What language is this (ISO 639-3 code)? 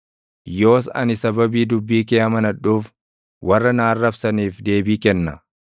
orm